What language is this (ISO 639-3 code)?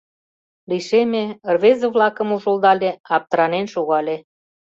chm